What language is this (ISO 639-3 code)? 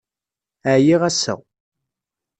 kab